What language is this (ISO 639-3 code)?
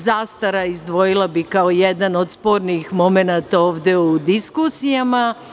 srp